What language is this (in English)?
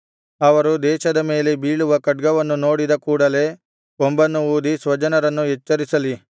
Kannada